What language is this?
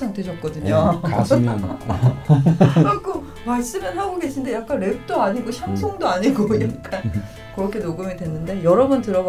Korean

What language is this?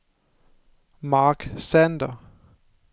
Danish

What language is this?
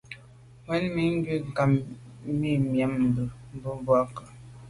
Medumba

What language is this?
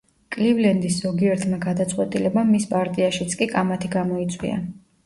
Georgian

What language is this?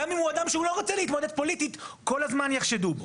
Hebrew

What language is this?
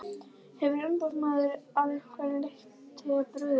Icelandic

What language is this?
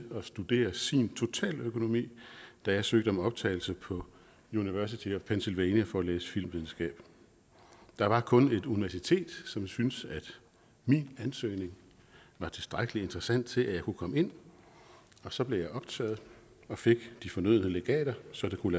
Danish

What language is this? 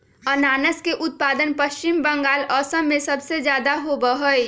Magahi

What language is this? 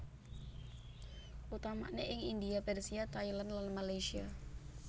Javanese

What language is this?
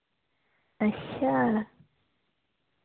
Dogri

